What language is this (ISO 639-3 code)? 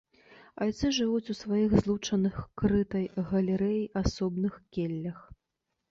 bel